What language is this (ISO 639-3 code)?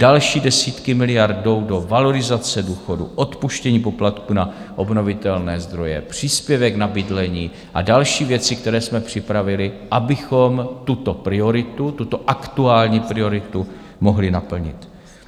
ces